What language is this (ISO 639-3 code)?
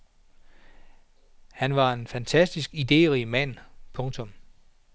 dan